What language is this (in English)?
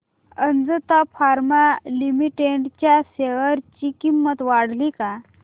Marathi